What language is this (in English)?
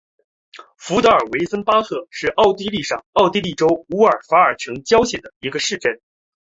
Chinese